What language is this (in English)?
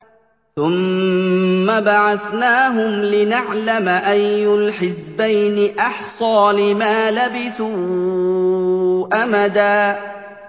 Arabic